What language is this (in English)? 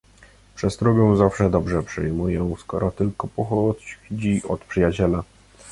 Polish